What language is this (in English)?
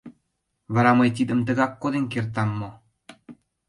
Mari